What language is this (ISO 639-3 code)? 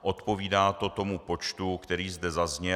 ces